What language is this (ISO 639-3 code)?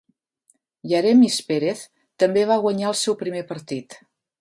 cat